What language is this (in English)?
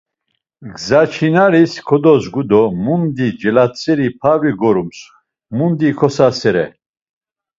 Laz